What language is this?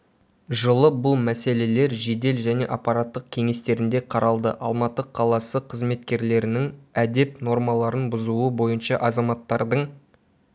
Kazakh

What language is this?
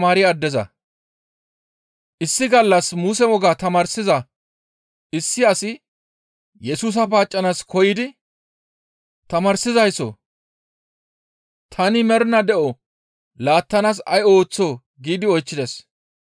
Gamo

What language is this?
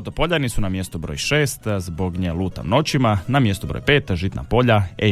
Croatian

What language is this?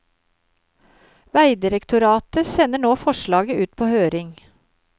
Norwegian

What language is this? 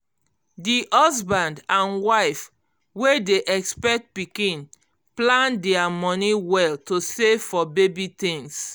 Nigerian Pidgin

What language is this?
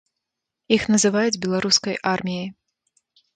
Belarusian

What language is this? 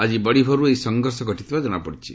Odia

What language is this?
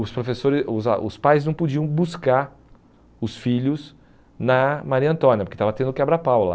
Portuguese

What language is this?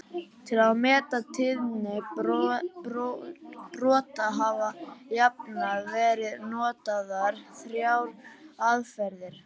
Icelandic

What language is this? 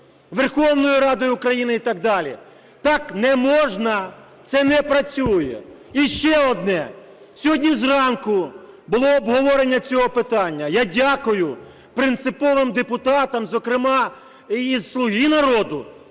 Ukrainian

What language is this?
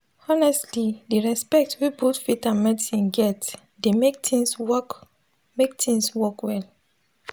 Nigerian Pidgin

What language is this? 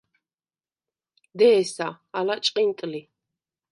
Svan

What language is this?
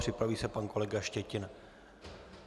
Czech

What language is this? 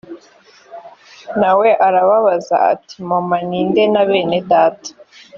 Kinyarwanda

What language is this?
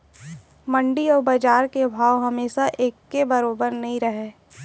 Chhattisgarhi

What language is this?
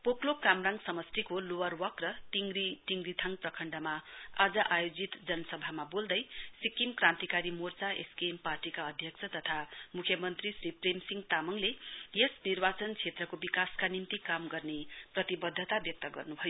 Nepali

